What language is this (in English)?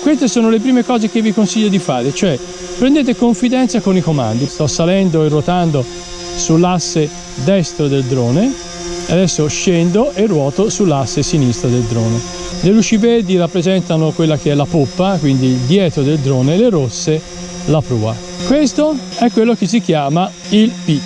Italian